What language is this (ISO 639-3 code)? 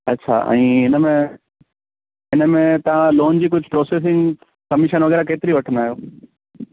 snd